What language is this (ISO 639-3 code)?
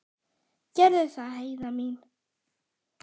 isl